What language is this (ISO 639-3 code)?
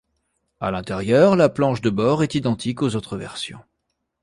fra